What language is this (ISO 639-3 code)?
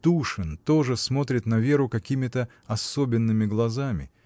rus